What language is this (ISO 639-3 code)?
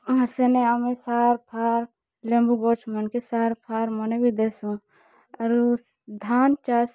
ori